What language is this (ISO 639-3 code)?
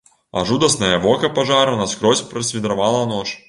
bel